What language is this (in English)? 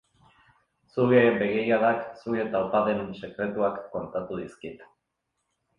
Basque